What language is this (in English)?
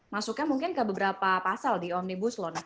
Indonesian